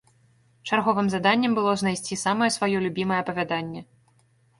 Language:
Belarusian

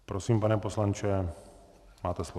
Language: Czech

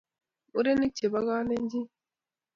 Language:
Kalenjin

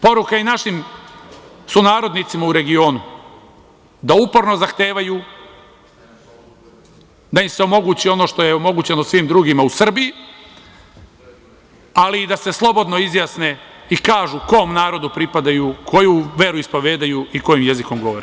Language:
Serbian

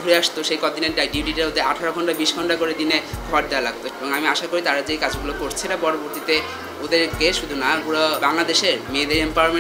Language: Korean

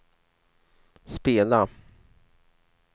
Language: Swedish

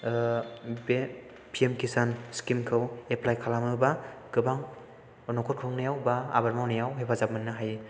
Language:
Bodo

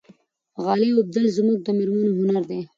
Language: Pashto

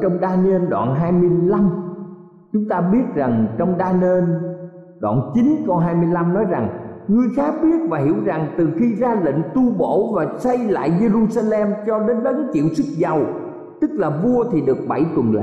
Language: Vietnamese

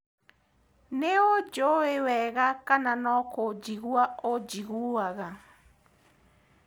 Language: Kikuyu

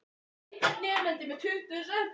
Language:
Icelandic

